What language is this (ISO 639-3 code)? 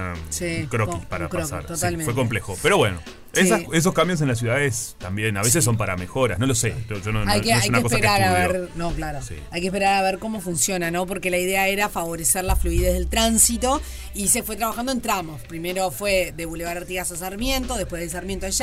spa